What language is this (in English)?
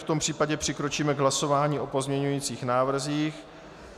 Czech